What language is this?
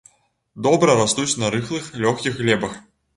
Belarusian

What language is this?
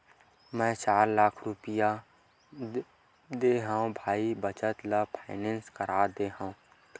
Chhattisgarhi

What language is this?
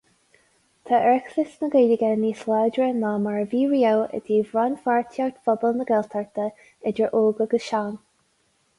Irish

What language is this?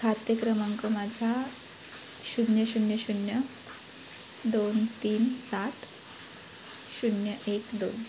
Marathi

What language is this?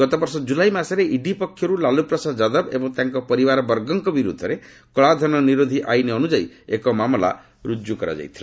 Odia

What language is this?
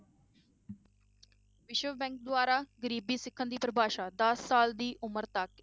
Punjabi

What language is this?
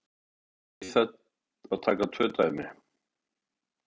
Icelandic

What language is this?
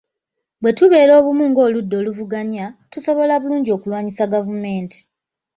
Ganda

